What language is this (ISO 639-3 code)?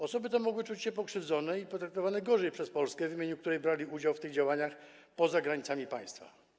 pol